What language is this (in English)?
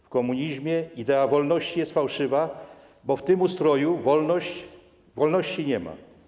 Polish